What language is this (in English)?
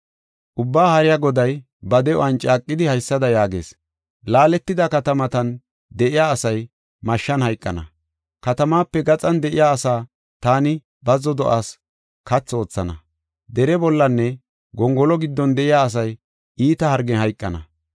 Gofa